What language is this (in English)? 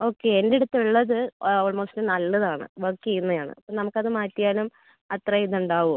Malayalam